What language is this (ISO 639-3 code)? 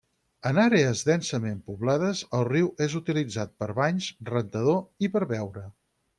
cat